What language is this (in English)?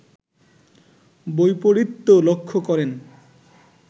Bangla